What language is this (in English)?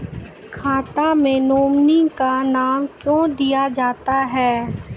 Maithili